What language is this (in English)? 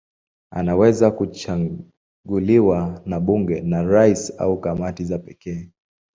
Swahili